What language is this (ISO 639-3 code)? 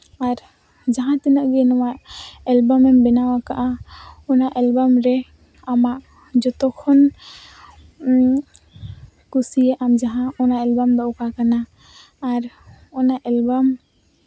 sat